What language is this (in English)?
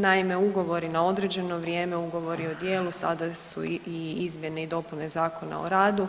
Croatian